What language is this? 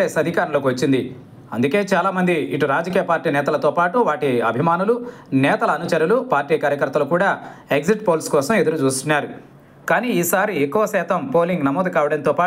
Telugu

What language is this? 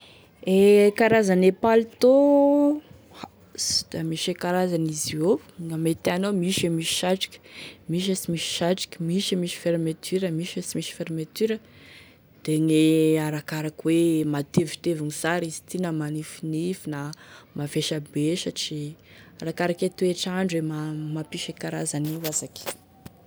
Tesaka Malagasy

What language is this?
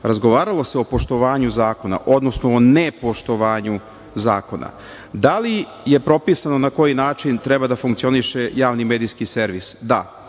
Serbian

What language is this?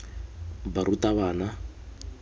Tswana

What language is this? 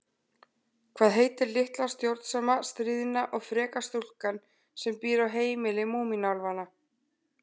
Icelandic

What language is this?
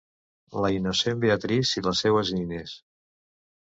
Catalan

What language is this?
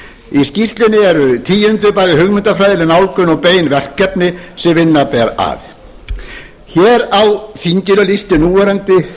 Icelandic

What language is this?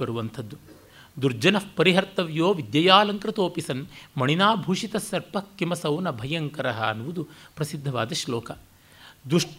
Kannada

